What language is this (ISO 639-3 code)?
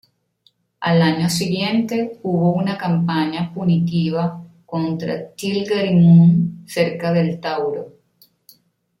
spa